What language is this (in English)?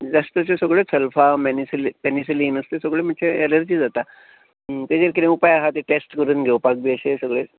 Konkani